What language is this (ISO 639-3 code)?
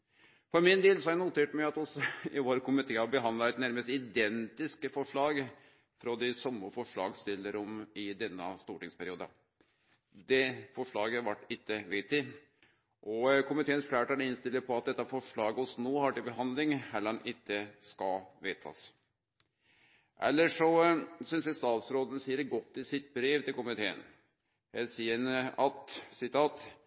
nno